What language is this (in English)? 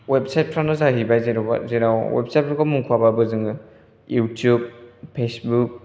Bodo